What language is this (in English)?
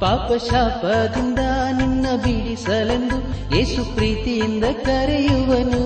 Kannada